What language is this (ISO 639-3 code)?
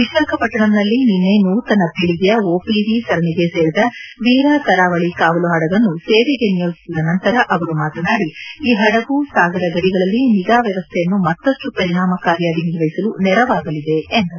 kan